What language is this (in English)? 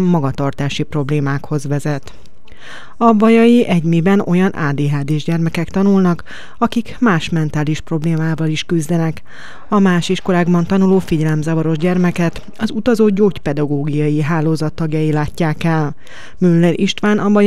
Hungarian